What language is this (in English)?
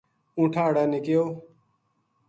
Gujari